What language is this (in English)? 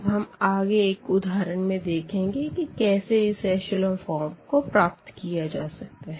Hindi